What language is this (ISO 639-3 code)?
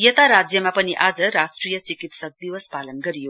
nep